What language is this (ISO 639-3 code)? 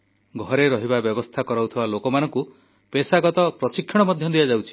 ori